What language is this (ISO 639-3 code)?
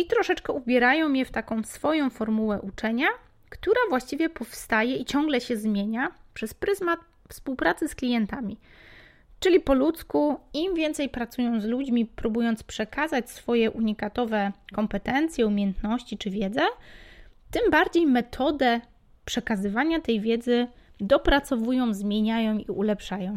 pol